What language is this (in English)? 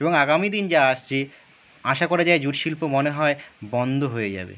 Bangla